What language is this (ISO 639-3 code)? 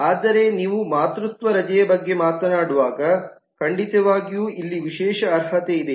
kan